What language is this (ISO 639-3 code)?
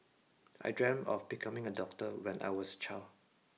eng